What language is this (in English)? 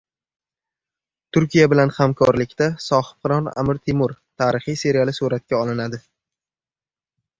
Uzbek